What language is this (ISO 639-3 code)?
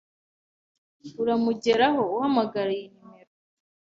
kin